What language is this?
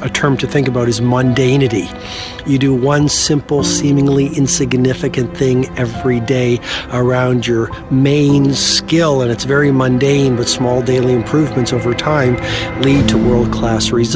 English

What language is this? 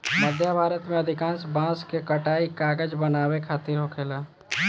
Bhojpuri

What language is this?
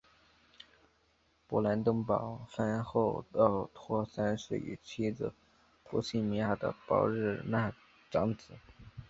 Chinese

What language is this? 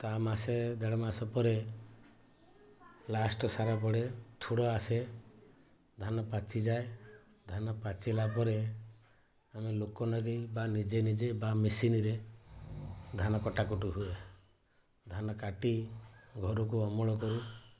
Odia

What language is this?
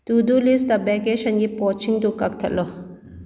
Manipuri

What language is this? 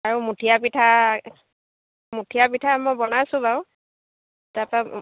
Assamese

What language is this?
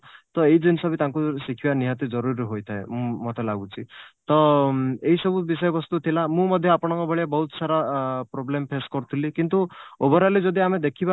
Odia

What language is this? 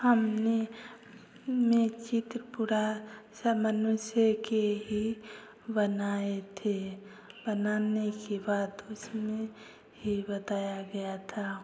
Hindi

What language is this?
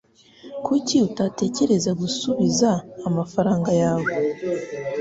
Kinyarwanda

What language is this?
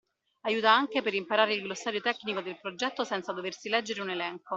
Italian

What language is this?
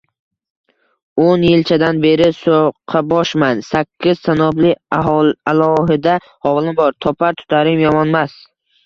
Uzbek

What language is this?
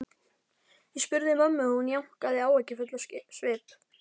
Icelandic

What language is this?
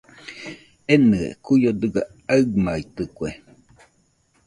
Nüpode Huitoto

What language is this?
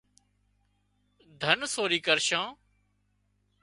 Wadiyara Koli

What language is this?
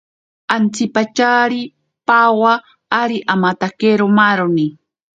Ashéninka Perené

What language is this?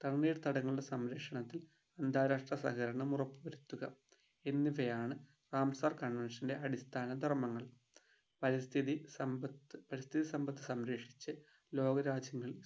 Malayalam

